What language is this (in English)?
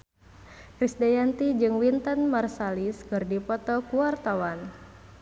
Sundanese